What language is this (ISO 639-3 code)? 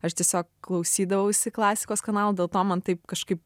lit